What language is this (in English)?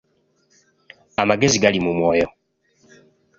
Ganda